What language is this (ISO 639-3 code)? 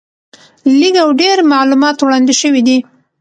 pus